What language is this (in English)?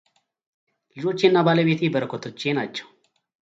Amharic